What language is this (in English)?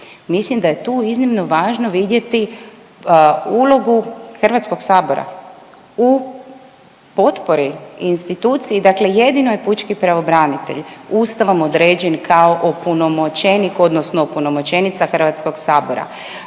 Croatian